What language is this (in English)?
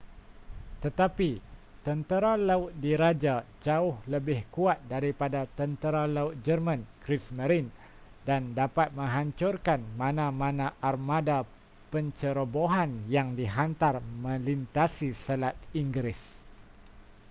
Malay